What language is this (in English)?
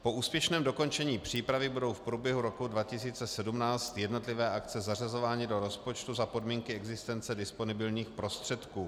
Czech